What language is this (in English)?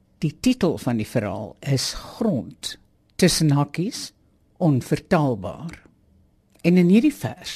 Dutch